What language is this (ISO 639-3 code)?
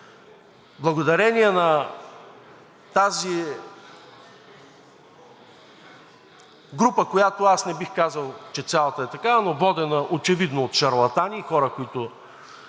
bul